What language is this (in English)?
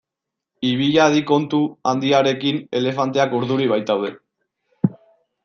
Basque